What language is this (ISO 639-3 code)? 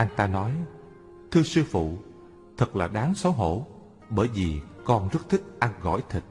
vie